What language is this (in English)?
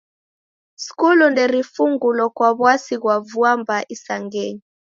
Taita